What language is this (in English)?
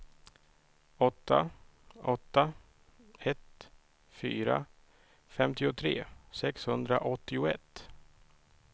Swedish